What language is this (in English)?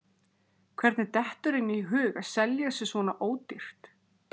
Icelandic